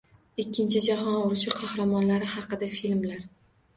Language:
Uzbek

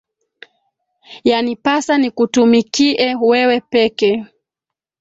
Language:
Swahili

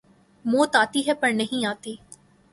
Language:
Urdu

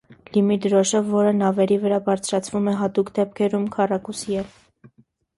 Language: Armenian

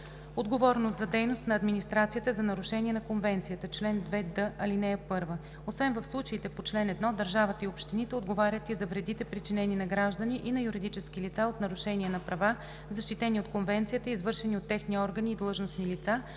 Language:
Bulgarian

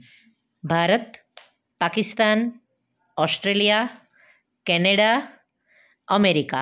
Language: Gujarati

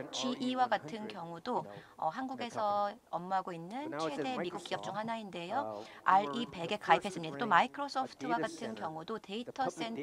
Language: Korean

